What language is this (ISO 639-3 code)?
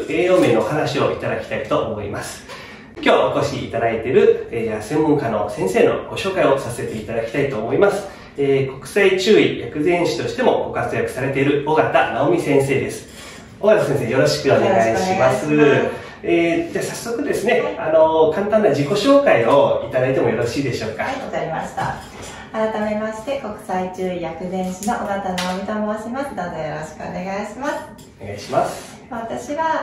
jpn